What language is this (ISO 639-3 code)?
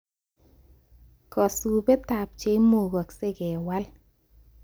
kln